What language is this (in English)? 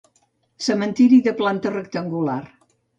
Catalan